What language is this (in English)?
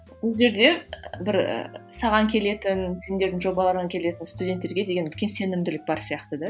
Kazakh